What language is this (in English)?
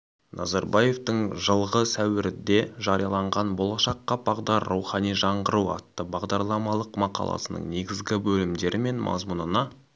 Kazakh